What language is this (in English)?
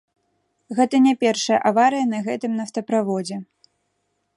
Belarusian